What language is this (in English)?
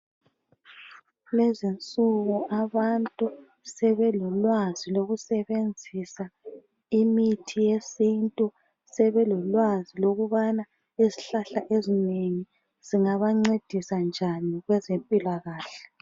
North Ndebele